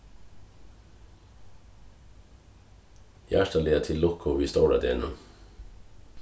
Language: Faroese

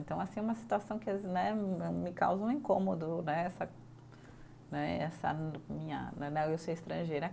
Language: Portuguese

